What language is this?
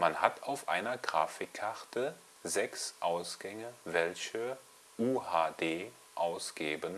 German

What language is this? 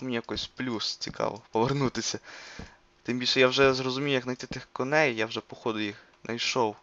Ukrainian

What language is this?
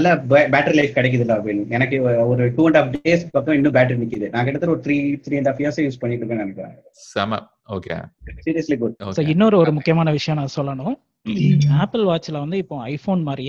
Tamil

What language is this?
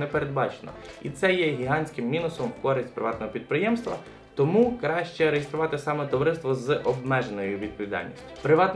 Ukrainian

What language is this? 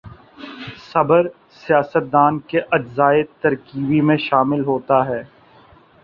Urdu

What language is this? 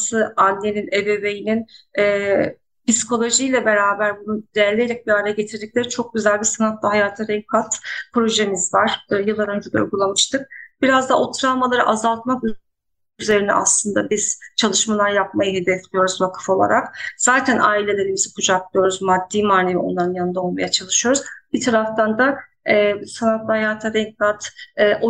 Turkish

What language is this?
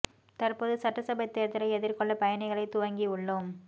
Tamil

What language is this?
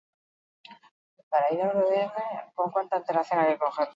Basque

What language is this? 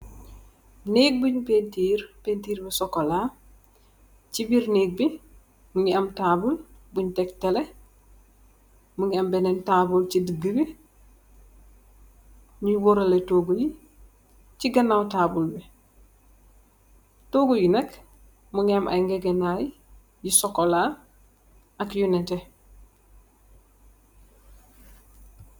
Wolof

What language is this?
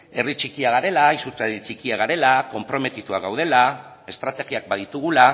Basque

